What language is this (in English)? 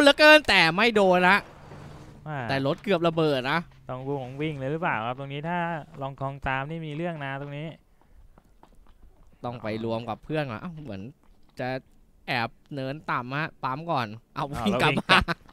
Thai